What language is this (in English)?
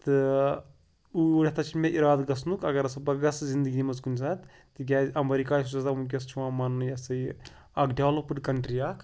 Kashmiri